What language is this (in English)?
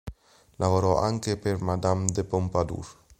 Italian